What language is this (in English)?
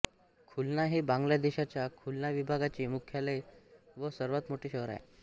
Marathi